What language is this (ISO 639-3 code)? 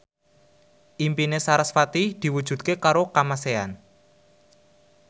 jav